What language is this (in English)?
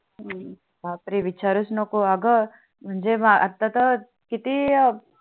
Marathi